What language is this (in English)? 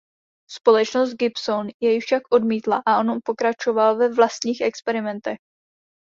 Czech